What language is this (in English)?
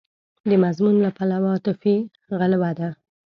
Pashto